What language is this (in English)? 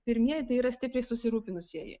Lithuanian